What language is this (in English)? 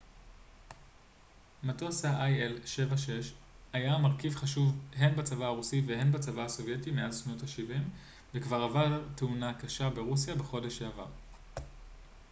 Hebrew